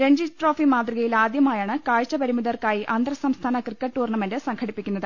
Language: Malayalam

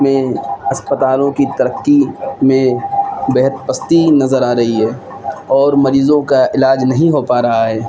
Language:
Urdu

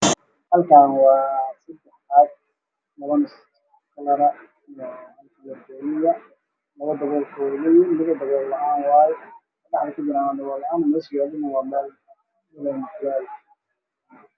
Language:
Somali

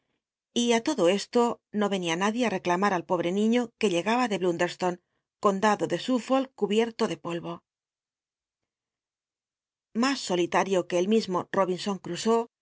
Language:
Spanish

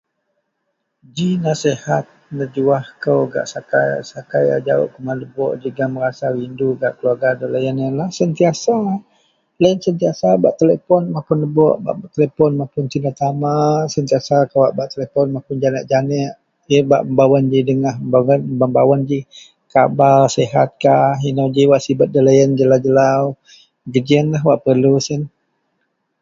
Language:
Central Melanau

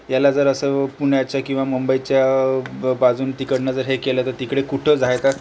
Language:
Marathi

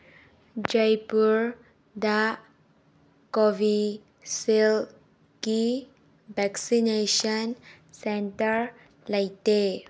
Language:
Manipuri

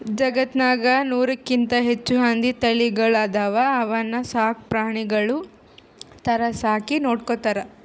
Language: Kannada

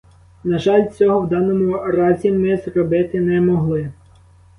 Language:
Ukrainian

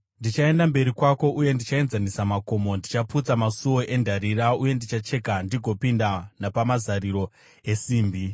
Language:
Shona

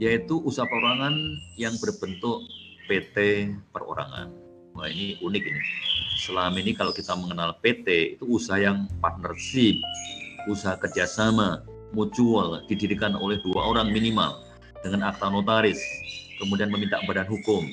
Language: Indonesian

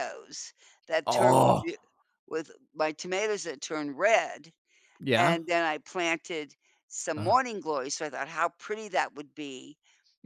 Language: English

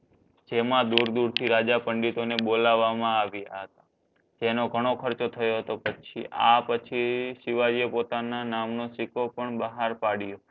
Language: Gujarati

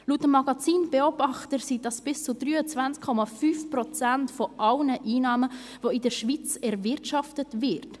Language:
Swiss German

